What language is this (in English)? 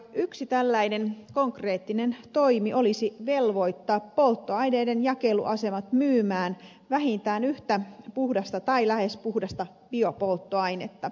Finnish